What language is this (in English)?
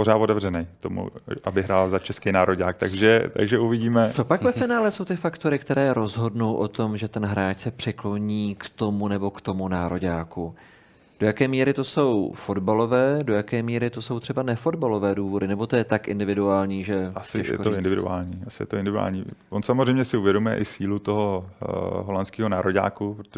Czech